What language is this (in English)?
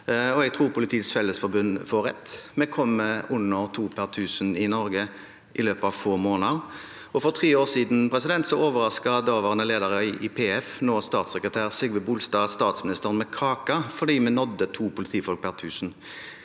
Norwegian